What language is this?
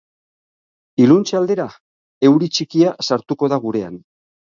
Basque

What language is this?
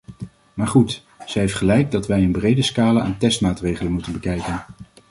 Dutch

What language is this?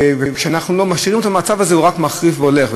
Hebrew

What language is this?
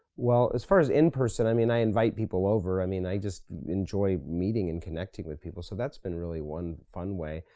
English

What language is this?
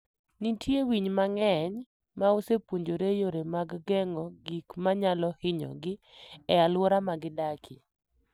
Luo (Kenya and Tanzania)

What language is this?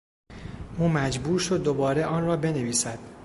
Persian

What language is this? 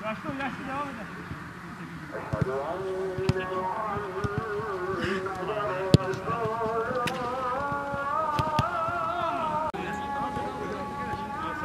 Turkish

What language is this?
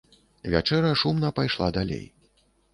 Belarusian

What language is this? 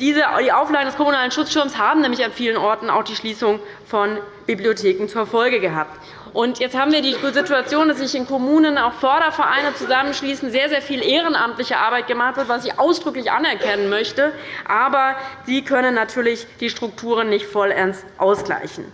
German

